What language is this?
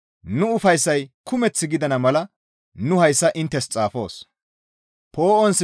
Gamo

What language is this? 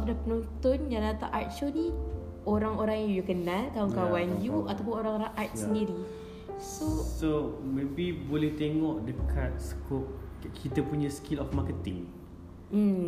Malay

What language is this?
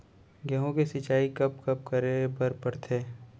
Chhattisgarhi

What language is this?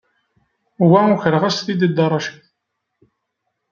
Kabyle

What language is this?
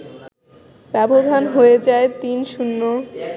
Bangla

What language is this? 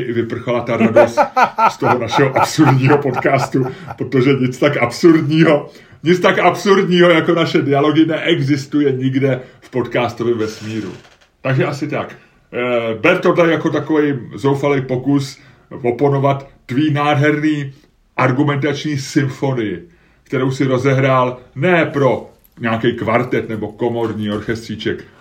Czech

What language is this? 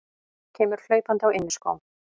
Icelandic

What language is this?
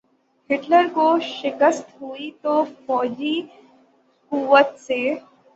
Urdu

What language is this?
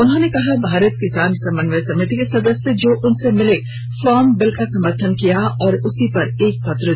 Hindi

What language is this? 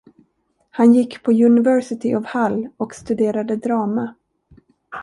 Swedish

